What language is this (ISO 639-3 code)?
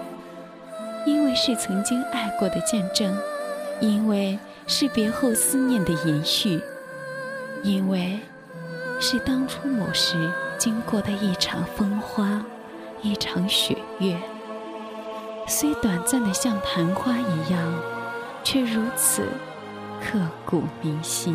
zho